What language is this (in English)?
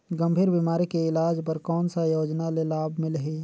Chhattisgarhi